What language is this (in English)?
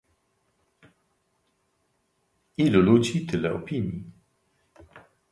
Polish